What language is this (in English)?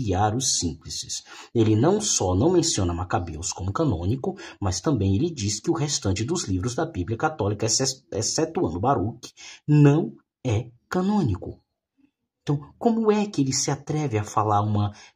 Portuguese